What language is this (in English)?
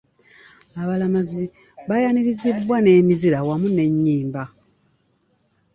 Ganda